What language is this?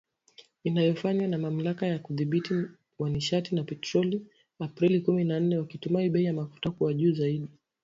Swahili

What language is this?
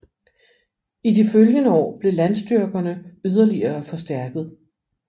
Danish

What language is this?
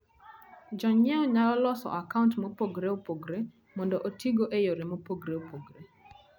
Luo (Kenya and Tanzania)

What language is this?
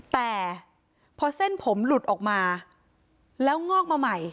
Thai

